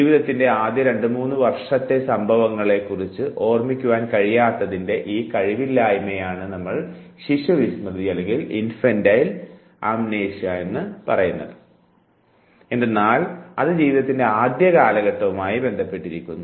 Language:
Malayalam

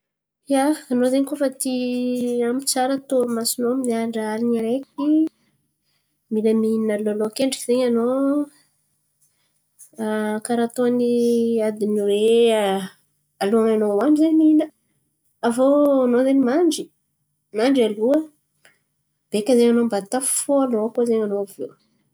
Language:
Antankarana Malagasy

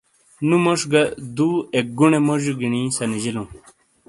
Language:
Shina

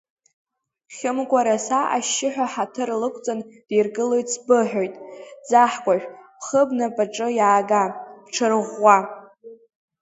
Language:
Abkhazian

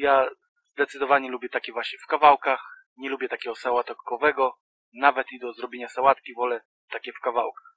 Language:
Polish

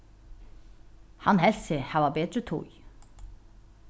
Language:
Faroese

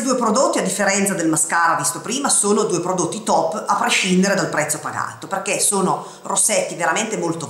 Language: Italian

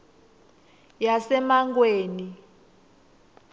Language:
Swati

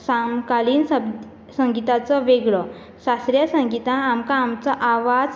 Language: Konkani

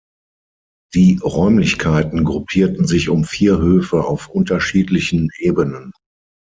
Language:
German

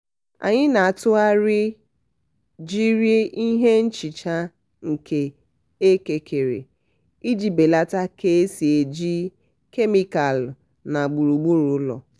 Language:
Igbo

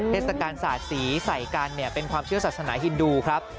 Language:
Thai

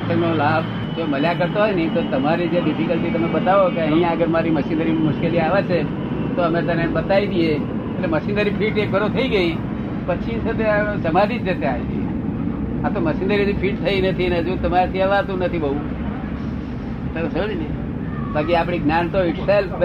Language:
Gujarati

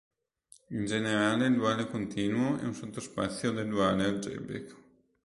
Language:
Italian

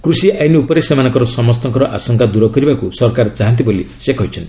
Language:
Odia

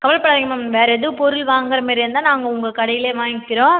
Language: Tamil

